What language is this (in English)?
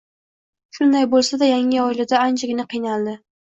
Uzbek